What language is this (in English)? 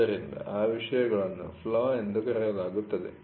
Kannada